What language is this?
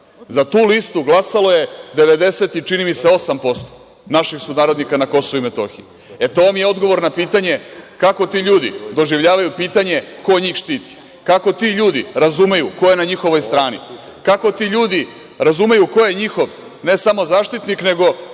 Serbian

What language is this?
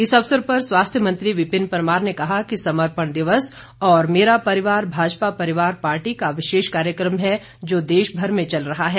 Hindi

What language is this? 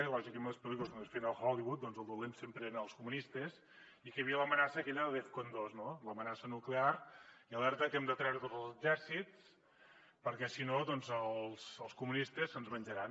Catalan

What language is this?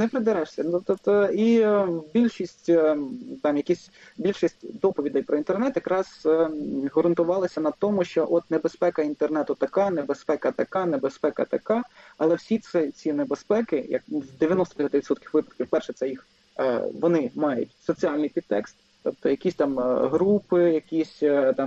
Ukrainian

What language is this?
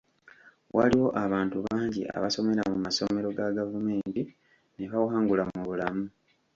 Ganda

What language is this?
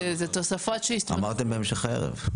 Hebrew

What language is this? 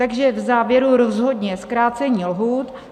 Czech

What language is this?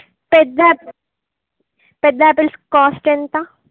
Telugu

